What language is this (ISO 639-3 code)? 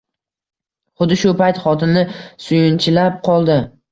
uzb